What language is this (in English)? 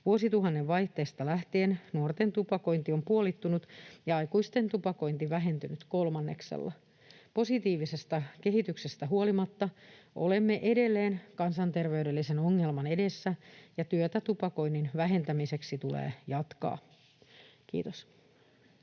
Finnish